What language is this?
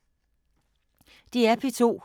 Danish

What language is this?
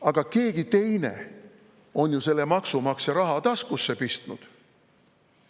Estonian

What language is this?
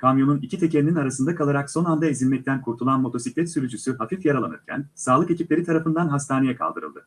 Turkish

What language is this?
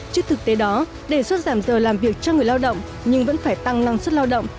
Vietnamese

